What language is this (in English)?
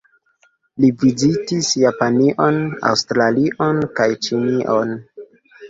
Esperanto